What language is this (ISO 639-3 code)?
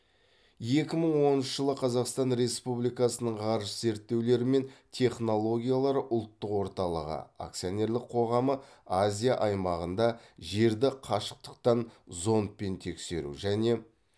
kaz